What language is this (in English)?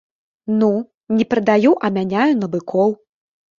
Belarusian